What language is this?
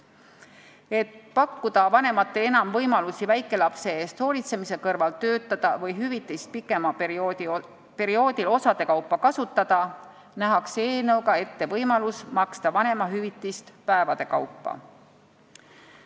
Estonian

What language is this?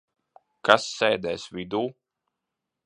Latvian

